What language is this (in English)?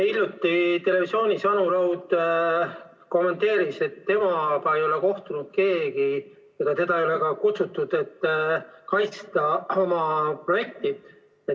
Estonian